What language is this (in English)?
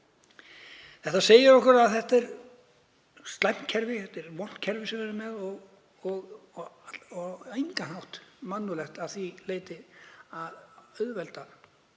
Icelandic